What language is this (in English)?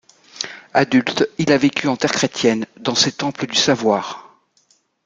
French